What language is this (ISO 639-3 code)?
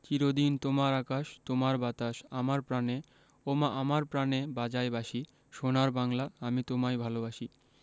ben